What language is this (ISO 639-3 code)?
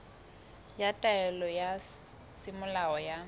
sot